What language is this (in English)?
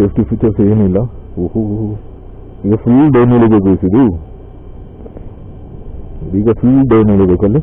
Turkish